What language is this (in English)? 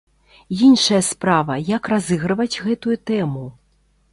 Belarusian